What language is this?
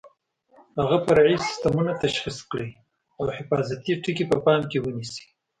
Pashto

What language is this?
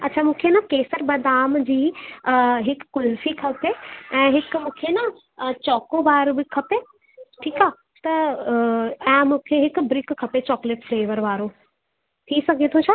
Sindhi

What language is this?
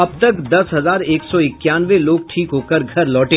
Hindi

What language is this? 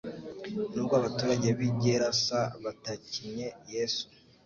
Kinyarwanda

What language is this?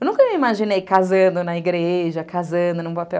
Portuguese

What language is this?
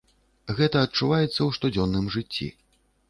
Belarusian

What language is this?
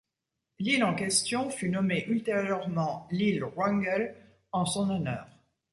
French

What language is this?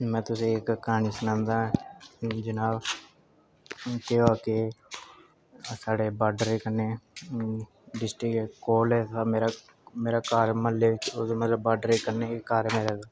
Dogri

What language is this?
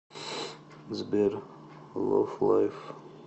Russian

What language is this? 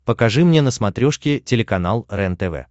Russian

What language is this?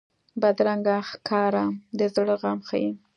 Pashto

